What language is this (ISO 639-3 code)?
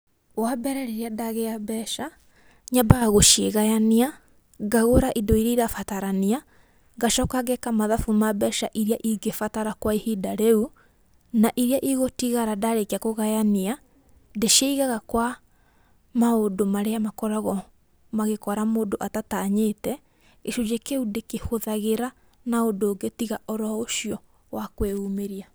kik